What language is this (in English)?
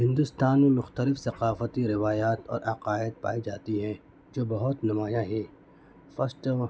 Urdu